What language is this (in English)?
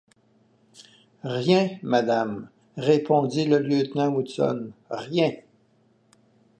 French